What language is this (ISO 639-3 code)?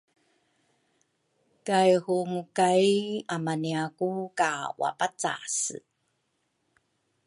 dru